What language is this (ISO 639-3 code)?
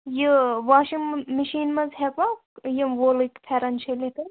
kas